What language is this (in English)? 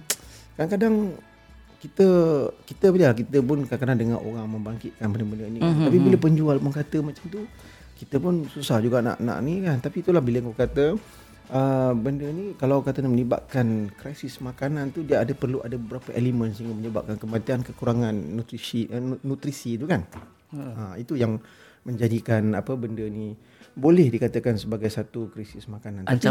Malay